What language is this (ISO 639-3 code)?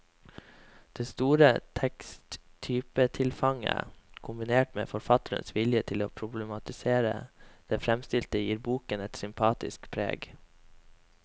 nor